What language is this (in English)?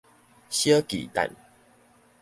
Min Nan Chinese